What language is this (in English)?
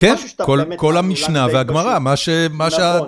Hebrew